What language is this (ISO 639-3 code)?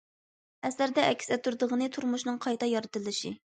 uig